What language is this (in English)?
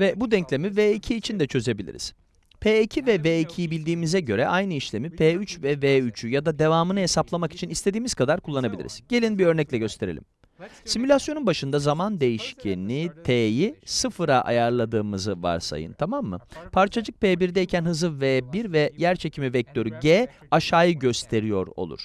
Turkish